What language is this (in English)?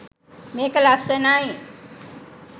Sinhala